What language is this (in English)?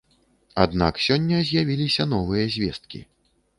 Belarusian